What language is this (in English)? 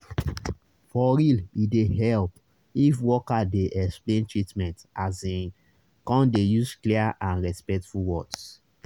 Nigerian Pidgin